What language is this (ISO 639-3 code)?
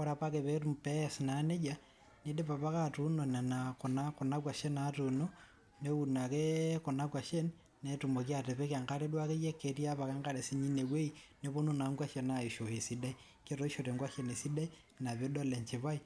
mas